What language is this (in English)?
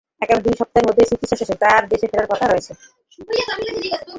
Bangla